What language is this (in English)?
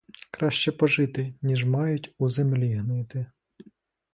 Ukrainian